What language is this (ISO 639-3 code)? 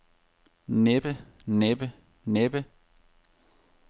dan